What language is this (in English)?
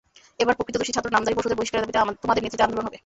Bangla